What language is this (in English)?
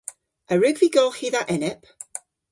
Cornish